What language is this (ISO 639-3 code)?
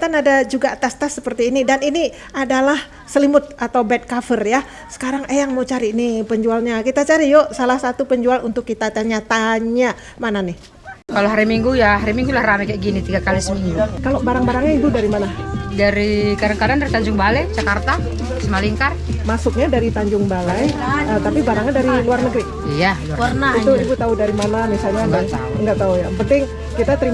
ind